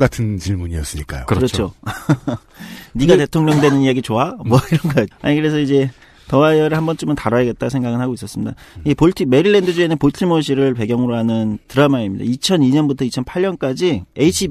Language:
Korean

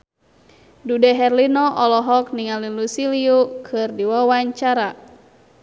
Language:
Sundanese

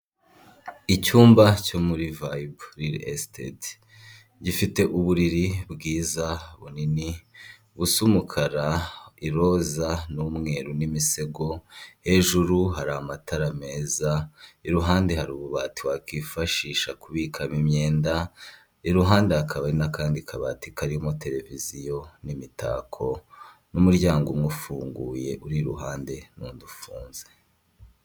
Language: Kinyarwanda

